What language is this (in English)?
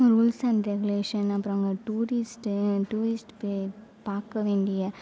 Tamil